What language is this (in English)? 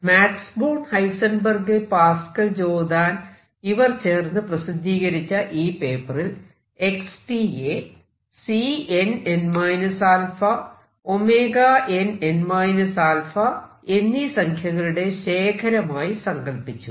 Malayalam